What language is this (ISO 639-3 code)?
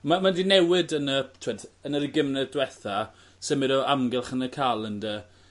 cym